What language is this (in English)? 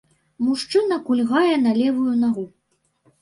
Belarusian